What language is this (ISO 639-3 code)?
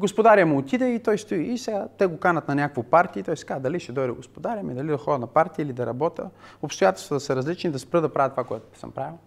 bul